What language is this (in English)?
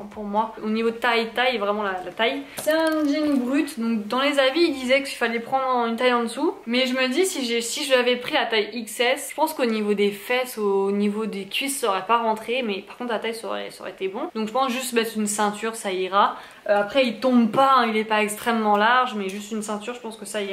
French